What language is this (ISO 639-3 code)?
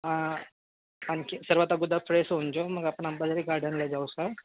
mar